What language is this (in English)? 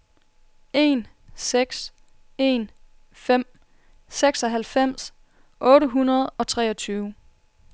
Danish